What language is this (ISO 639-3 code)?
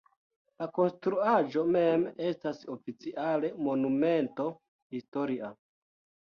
epo